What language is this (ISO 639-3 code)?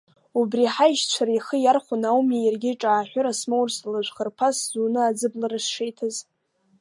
abk